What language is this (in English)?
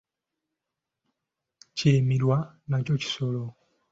Ganda